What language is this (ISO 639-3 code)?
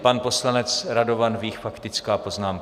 ces